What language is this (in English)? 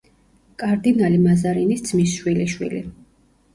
Georgian